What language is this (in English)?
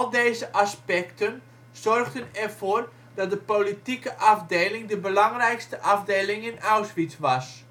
Dutch